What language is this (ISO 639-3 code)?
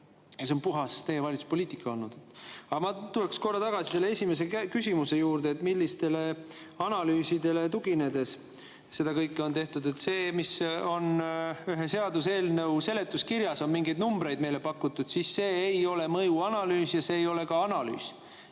est